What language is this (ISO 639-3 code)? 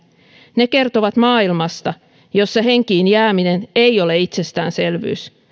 fin